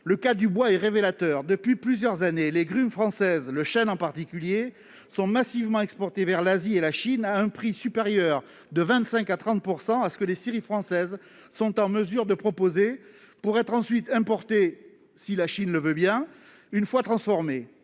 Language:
French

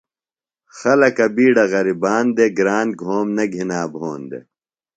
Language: Phalura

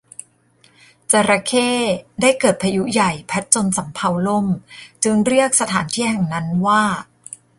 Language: Thai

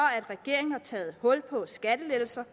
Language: Danish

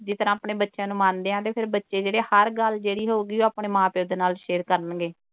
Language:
Punjabi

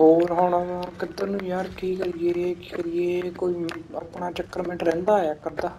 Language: Punjabi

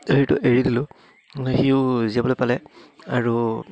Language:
Assamese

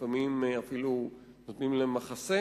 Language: Hebrew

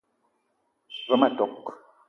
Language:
Eton (Cameroon)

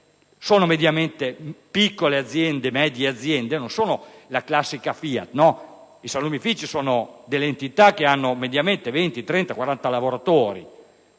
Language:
Italian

